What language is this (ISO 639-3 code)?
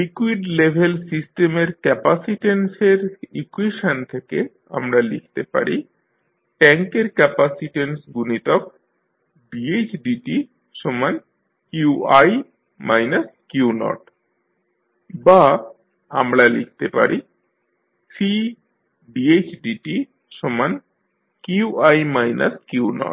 ben